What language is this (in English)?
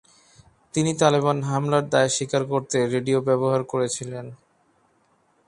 Bangla